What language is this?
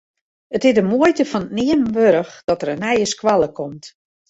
Western Frisian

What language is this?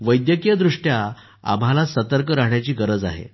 Marathi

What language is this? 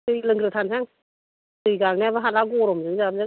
Bodo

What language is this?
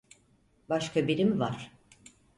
Turkish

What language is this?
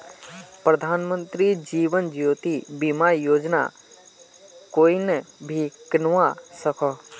Magahi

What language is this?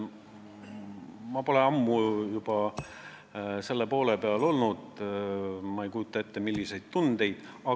Estonian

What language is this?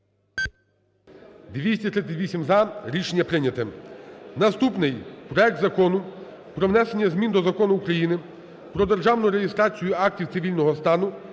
Ukrainian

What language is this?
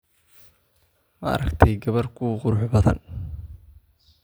Somali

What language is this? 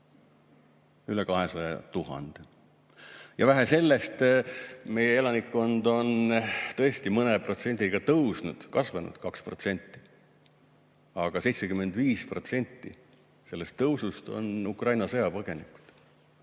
Estonian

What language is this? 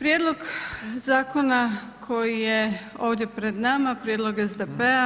Croatian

